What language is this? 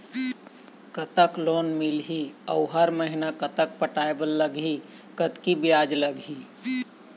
Chhattisgarhi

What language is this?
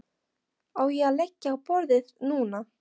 Icelandic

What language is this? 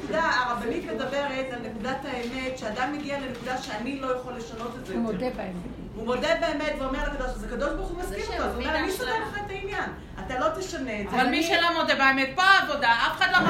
Hebrew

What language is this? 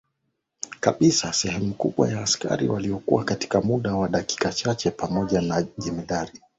Swahili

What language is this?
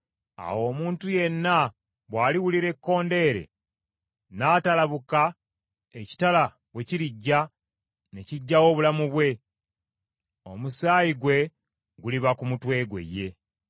Ganda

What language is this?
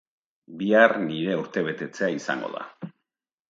Basque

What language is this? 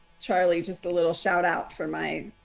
English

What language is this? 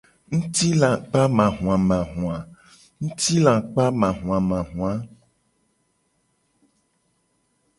Gen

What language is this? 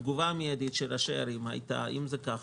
Hebrew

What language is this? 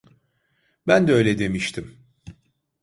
Turkish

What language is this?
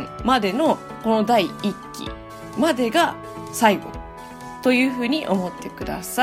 Japanese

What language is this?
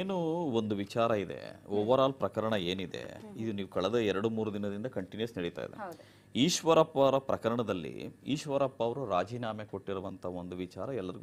Romanian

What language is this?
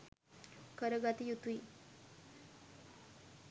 Sinhala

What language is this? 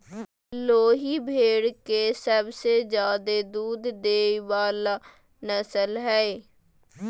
Magahi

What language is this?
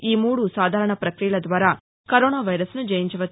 Telugu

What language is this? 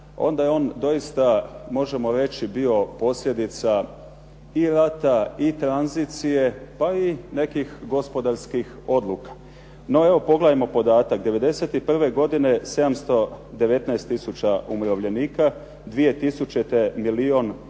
Croatian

